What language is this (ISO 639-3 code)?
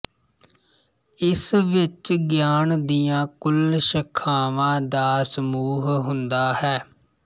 pan